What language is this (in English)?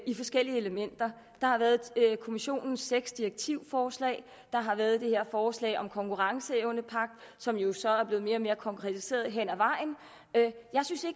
Danish